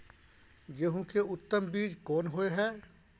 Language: Maithili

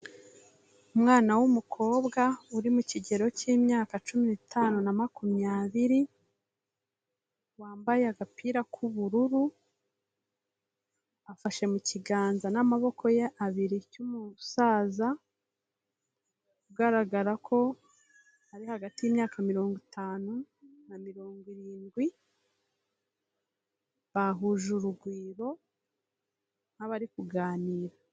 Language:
Kinyarwanda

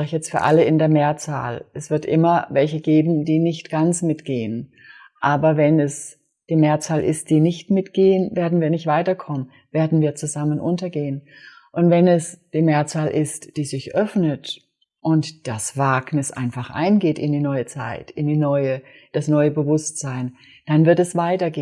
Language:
German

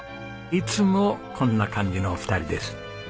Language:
Japanese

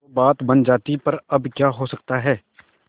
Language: Hindi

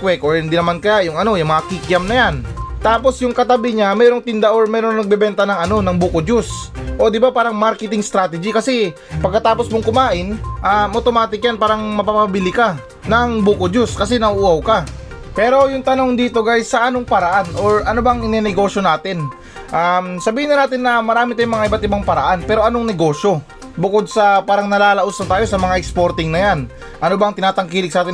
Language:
Filipino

